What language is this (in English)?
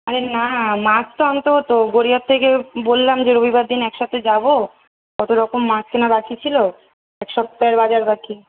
Bangla